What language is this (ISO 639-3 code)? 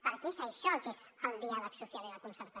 cat